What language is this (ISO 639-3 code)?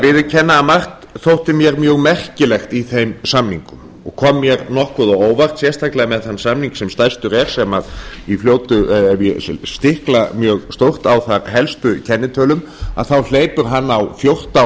isl